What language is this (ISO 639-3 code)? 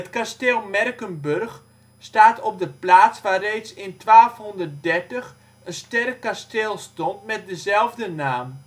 nld